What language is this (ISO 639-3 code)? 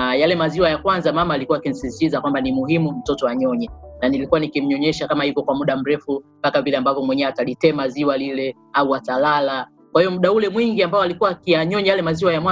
swa